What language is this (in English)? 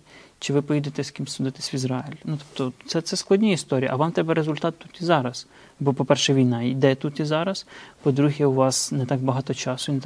Ukrainian